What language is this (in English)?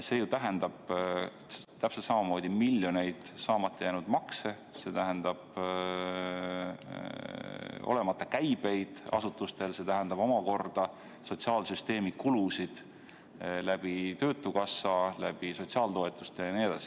Estonian